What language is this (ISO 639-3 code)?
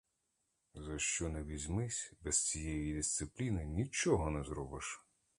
ukr